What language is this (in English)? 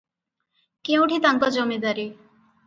Odia